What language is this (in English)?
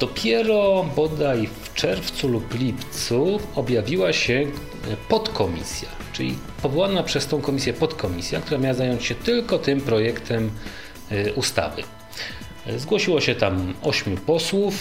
Polish